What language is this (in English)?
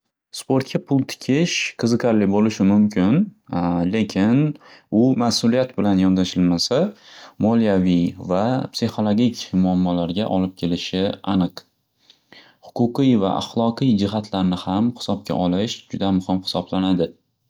Uzbek